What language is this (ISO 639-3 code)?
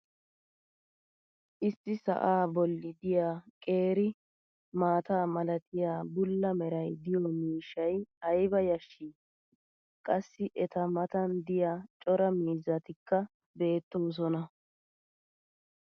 wal